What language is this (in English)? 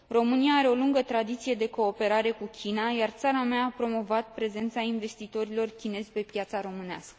Romanian